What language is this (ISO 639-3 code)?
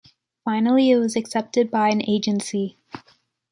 eng